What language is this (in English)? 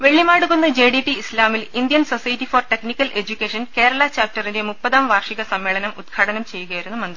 Malayalam